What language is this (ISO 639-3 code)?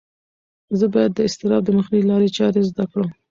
pus